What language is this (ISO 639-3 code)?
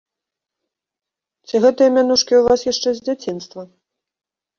bel